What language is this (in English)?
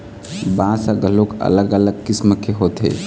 Chhattisgarhi